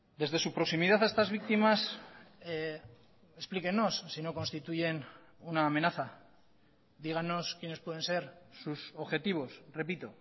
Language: Spanish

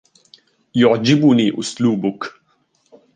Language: Arabic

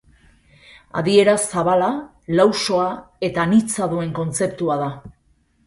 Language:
Basque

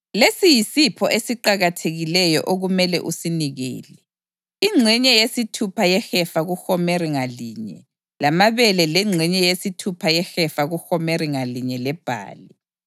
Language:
North Ndebele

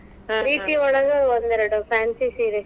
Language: Kannada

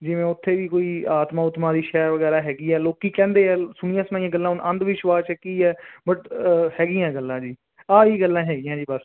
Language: Punjabi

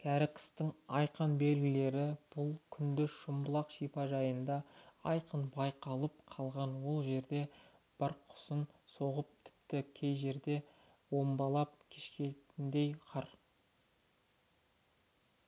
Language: Kazakh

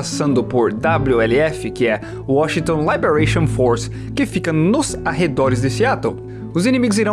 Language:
Portuguese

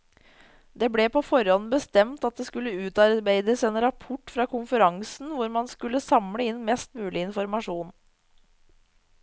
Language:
Norwegian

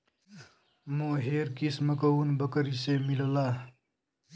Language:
Bhojpuri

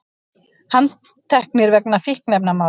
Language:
Icelandic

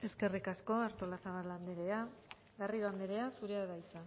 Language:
Basque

